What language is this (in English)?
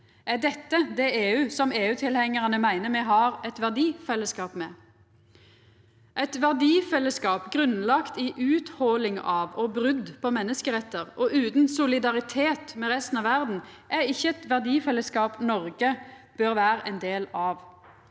Norwegian